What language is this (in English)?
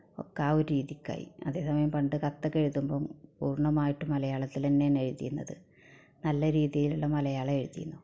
Malayalam